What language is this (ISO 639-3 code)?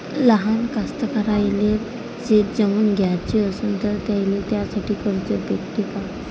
mar